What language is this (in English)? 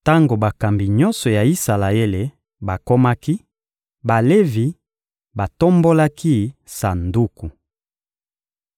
Lingala